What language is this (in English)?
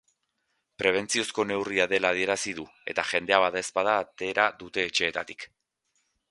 Basque